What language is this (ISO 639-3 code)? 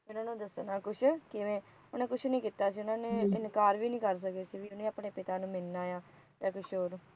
pan